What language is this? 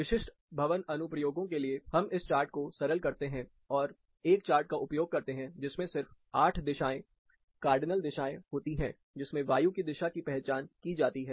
Hindi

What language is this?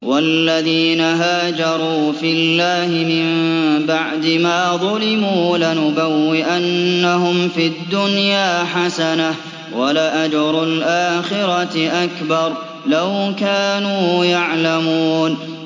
Arabic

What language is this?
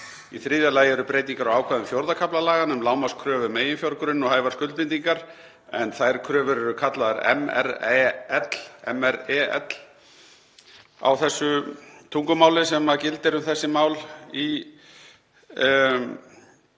Icelandic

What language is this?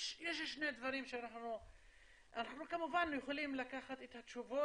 Hebrew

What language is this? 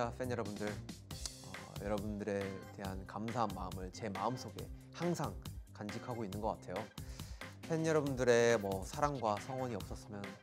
Korean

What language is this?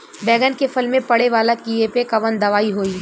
Bhojpuri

